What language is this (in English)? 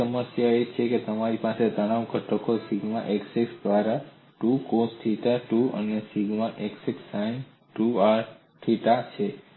Gujarati